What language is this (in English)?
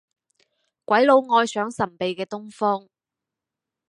Cantonese